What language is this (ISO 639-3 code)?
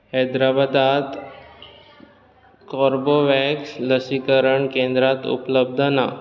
kok